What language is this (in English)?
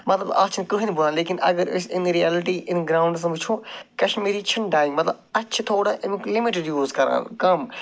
Kashmiri